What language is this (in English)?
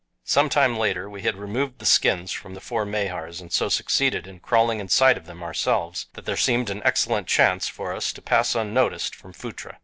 English